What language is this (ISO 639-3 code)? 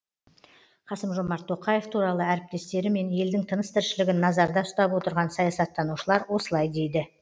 kaz